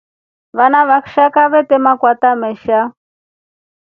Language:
Rombo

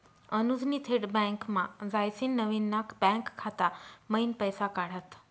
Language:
Marathi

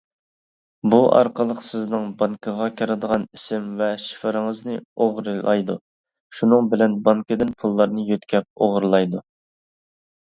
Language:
Uyghur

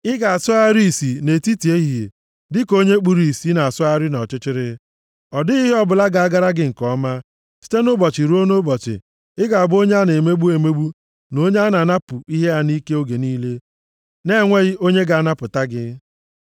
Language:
Igbo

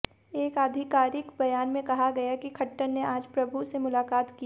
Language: Hindi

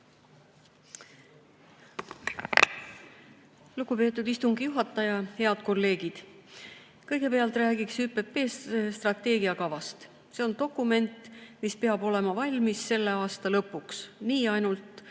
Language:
Estonian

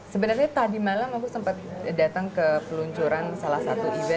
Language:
Indonesian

